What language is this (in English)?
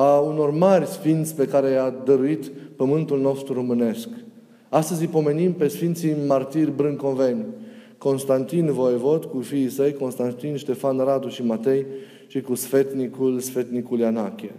Romanian